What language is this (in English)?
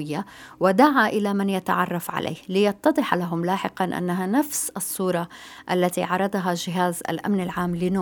Arabic